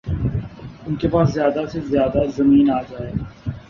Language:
Urdu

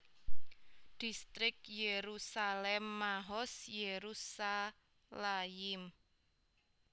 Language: Javanese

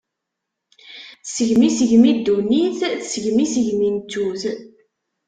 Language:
Kabyle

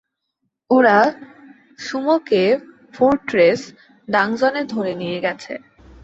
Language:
Bangla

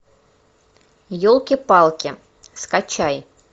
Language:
Russian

